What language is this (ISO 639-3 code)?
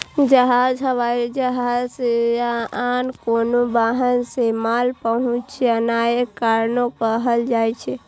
mai